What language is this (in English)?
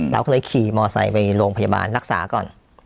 Thai